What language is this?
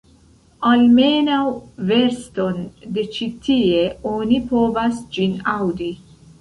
Esperanto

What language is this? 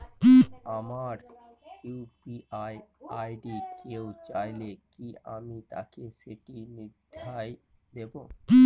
Bangla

